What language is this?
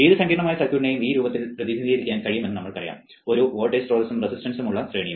Malayalam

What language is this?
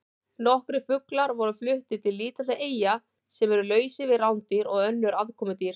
Icelandic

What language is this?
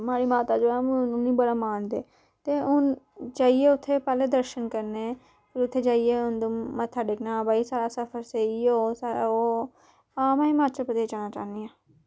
Dogri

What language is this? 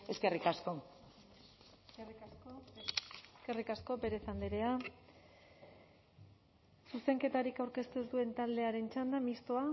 Basque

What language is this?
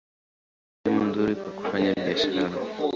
Swahili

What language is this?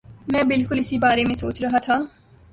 Urdu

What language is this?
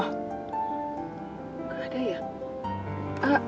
Indonesian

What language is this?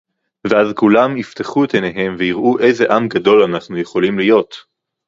Hebrew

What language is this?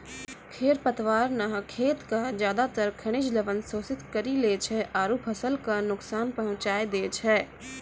Maithili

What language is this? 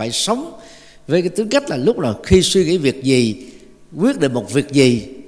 Vietnamese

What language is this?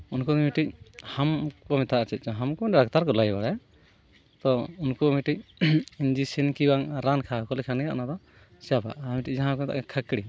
Santali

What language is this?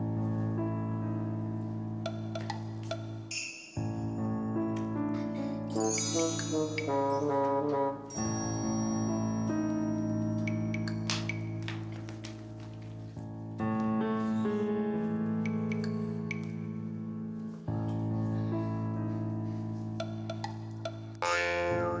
Indonesian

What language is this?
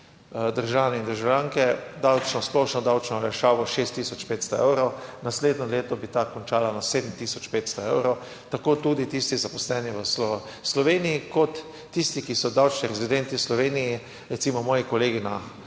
Slovenian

